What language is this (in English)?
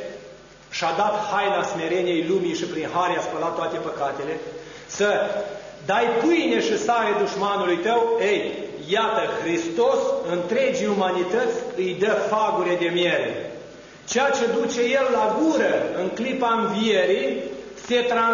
Romanian